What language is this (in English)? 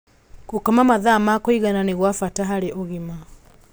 Kikuyu